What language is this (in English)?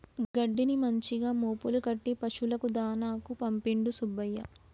Telugu